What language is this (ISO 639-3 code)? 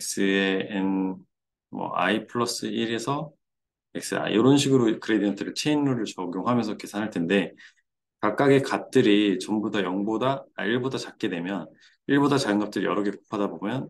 kor